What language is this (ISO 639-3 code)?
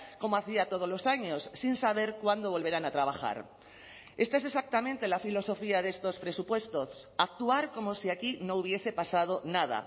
spa